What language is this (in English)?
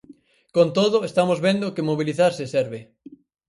Galician